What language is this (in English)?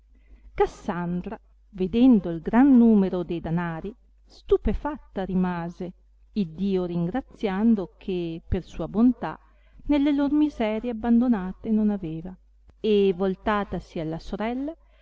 Italian